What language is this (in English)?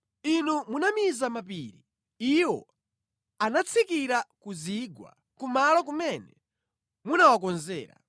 Nyanja